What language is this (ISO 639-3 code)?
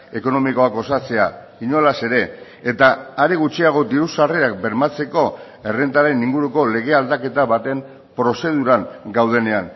eus